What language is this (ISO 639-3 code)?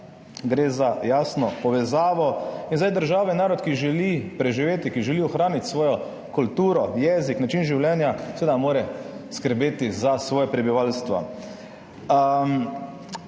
slv